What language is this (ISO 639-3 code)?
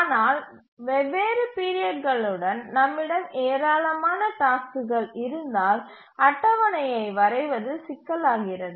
tam